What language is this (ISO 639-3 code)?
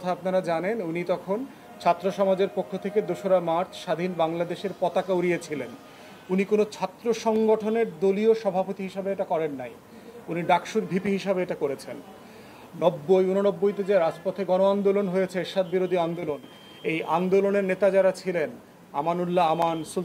ben